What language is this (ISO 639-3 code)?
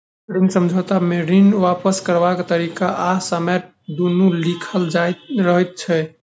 mai